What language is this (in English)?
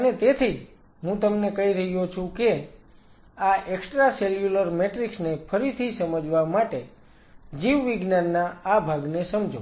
Gujarati